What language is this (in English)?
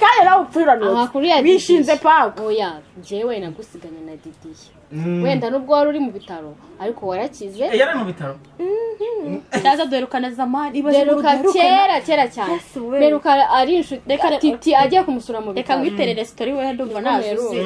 Romanian